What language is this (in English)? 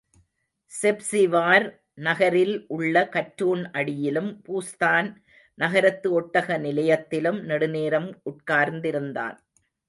Tamil